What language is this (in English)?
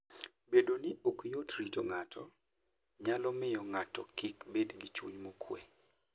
Luo (Kenya and Tanzania)